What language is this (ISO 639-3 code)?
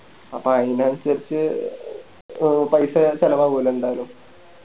mal